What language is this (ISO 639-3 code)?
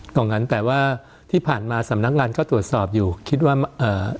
tha